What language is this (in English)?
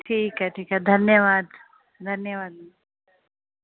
Sindhi